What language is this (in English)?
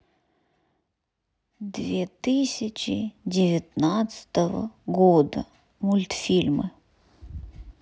Russian